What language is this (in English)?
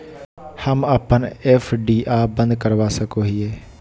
Magahi